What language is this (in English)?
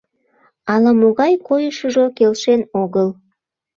Mari